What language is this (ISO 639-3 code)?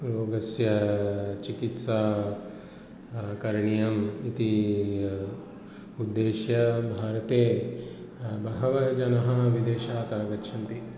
san